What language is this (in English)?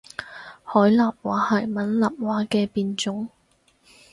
Cantonese